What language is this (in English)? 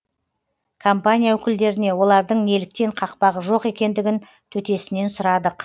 Kazakh